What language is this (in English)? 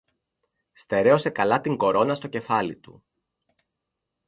Greek